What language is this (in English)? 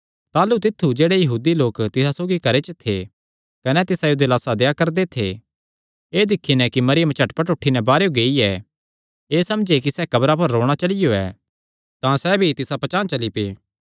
Kangri